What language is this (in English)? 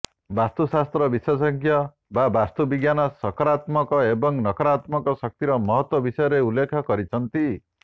Odia